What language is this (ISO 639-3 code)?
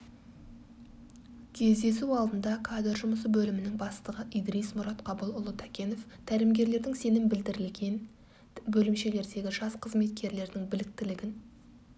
kaz